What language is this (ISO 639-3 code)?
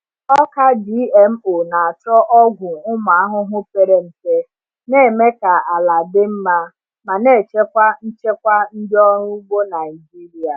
ibo